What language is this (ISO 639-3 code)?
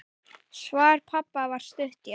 isl